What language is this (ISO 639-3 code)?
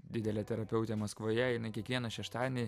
lit